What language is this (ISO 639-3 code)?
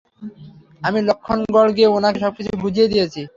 ben